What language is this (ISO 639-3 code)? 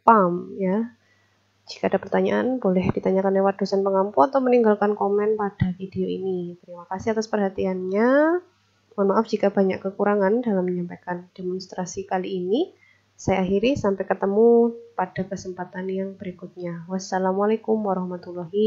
ind